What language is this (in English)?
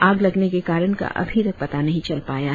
Hindi